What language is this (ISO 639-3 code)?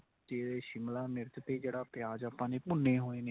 pan